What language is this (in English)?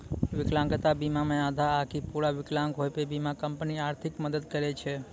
Maithili